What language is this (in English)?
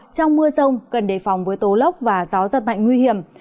Vietnamese